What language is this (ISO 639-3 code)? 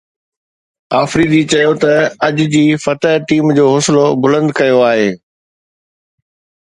snd